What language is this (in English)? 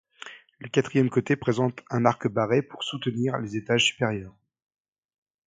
French